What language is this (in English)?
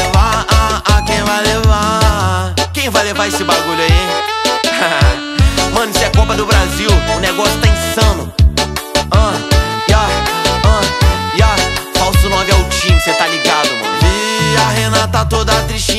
Romanian